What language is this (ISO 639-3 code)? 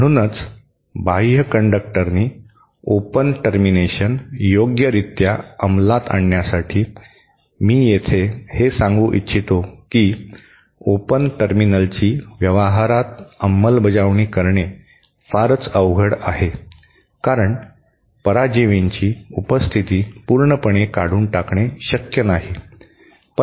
mar